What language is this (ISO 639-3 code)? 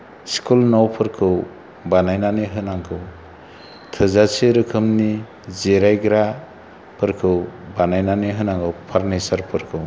brx